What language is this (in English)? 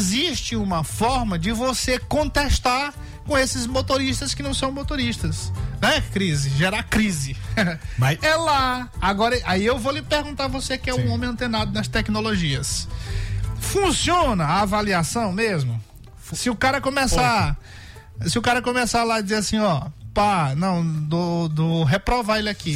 Portuguese